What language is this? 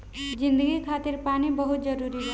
Bhojpuri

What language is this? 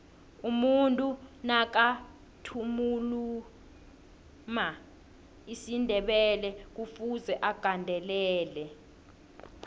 South Ndebele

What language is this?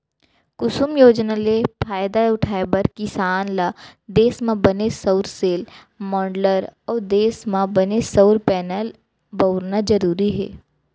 Chhattisgarhi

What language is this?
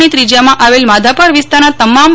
Gujarati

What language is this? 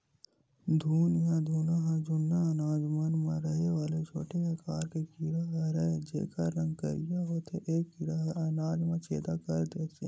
Chhattisgarhi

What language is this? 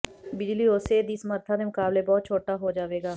Punjabi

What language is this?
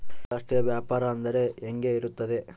Kannada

